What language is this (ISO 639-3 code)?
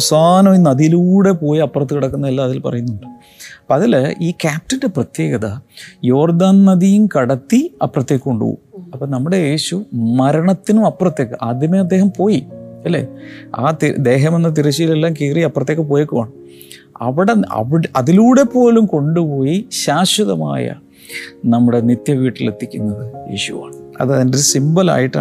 mal